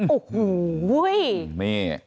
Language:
Thai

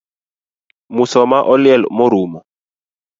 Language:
Luo (Kenya and Tanzania)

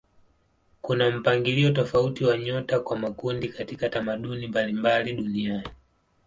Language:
Swahili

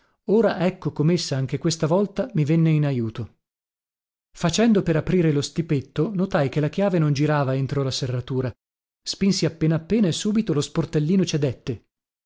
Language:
Italian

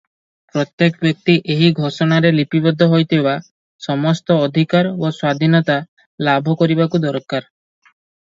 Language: Odia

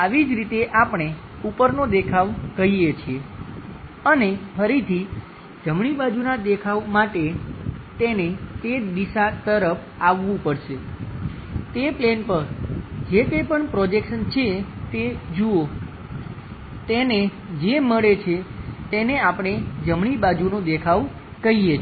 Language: Gujarati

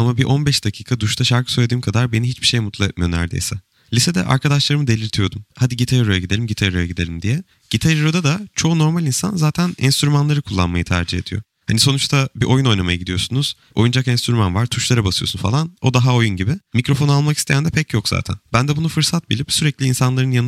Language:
Turkish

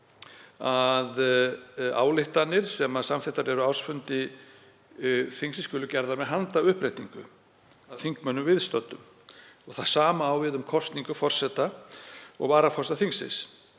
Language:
Icelandic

